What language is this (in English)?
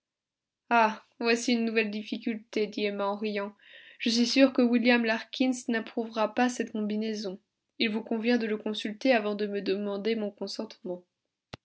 French